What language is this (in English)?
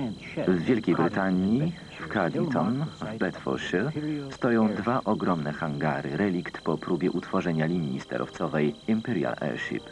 Polish